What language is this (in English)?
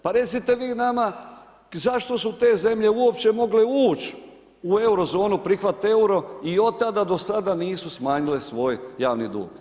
Croatian